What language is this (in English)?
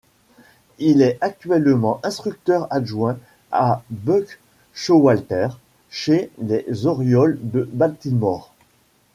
French